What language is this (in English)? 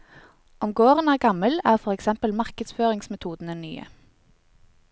Norwegian